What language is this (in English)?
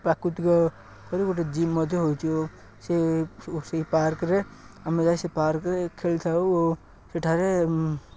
Odia